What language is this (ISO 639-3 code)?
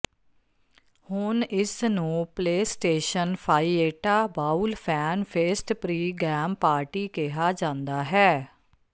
pan